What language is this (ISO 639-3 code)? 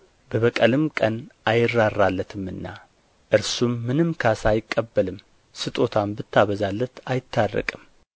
amh